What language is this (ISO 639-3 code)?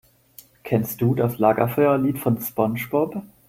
deu